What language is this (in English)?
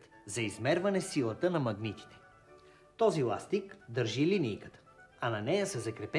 Bulgarian